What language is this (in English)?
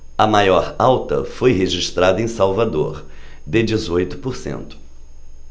Portuguese